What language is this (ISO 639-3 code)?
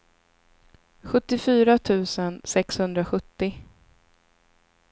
swe